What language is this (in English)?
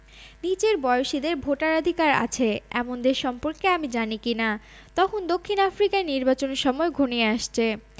Bangla